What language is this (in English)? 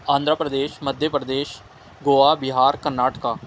Urdu